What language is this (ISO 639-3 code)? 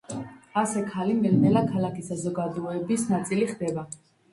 kat